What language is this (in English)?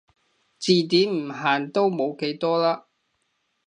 Cantonese